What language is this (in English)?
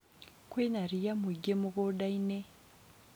Kikuyu